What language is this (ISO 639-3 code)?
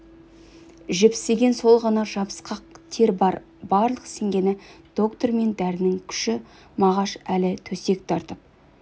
kaz